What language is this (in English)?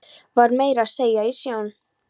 Icelandic